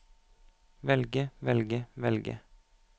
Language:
Norwegian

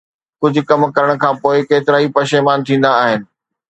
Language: Sindhi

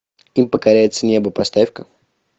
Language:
Russian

